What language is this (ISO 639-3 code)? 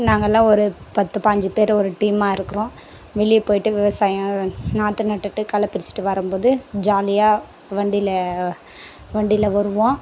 tam